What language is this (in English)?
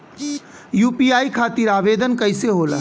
Bhojpuri